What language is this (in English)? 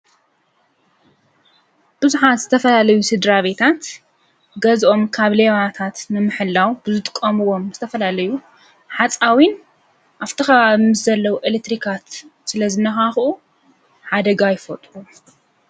Tigrinya